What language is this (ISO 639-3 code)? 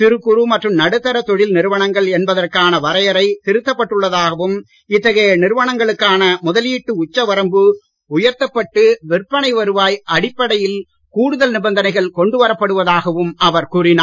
tam